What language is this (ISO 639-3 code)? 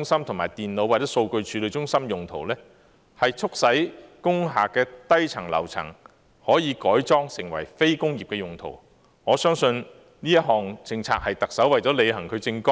yue